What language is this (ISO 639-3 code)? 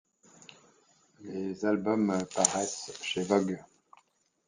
fra